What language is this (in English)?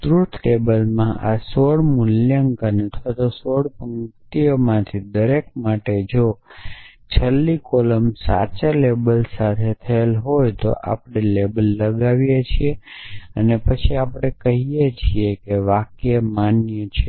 Gujarati